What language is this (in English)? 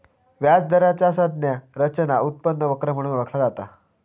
Marathi